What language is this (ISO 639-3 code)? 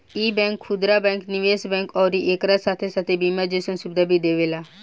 bho